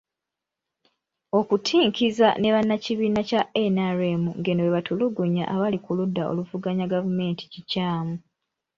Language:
Ganda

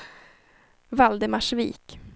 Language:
Swedish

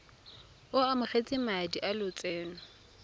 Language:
Tswana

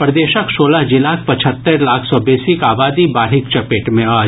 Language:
Maithili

